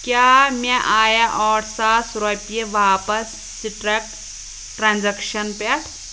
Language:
Kashmiri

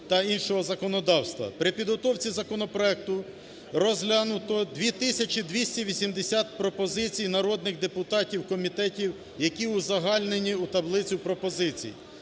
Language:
Ukrainian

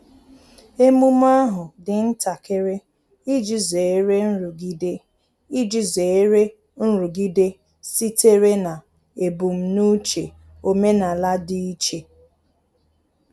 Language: Igbo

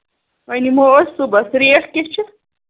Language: Kashmiri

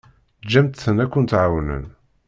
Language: Kabyle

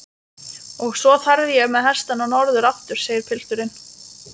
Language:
Icelandic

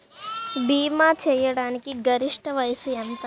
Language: Telugu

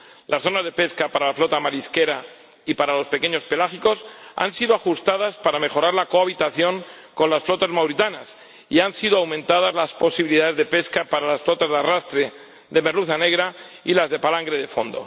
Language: Spanish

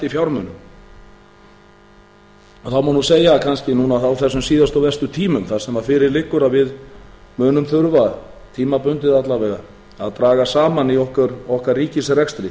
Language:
Icelandic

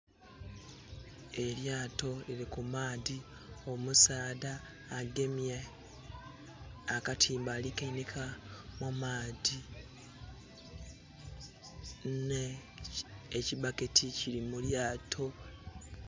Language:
Soga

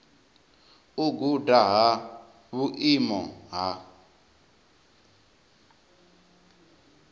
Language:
Venda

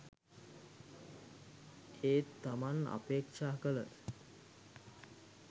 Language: Sinhala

